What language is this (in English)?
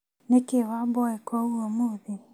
Kikuyu